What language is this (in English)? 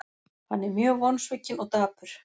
Icelandic